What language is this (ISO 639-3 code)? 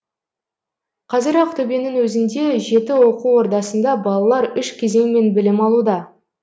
kaz